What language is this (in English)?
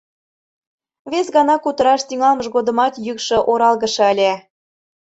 Mari